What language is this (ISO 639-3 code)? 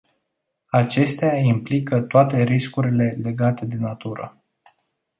ron